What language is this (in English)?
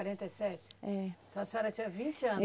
Portuguese